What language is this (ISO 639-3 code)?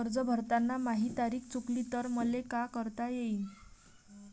mar